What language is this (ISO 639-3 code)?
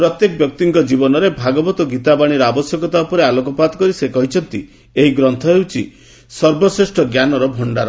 ori